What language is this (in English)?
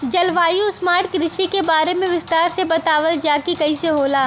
Bhojpuri